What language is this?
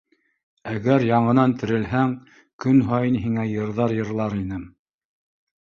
Bashkir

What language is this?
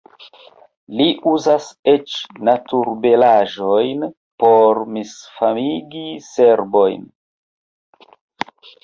Esperanto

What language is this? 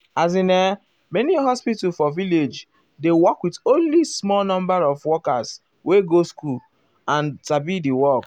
Nigerian Pidgin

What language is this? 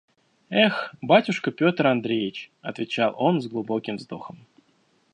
Russian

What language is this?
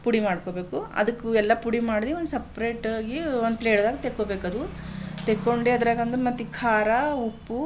Kannada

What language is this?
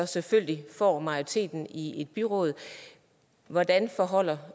Danish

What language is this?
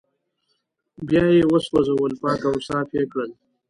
Pashto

